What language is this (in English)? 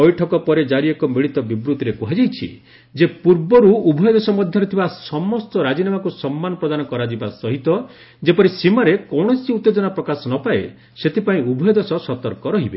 Odia